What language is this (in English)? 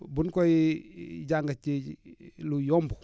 Wolof